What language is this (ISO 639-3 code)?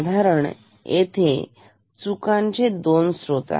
mar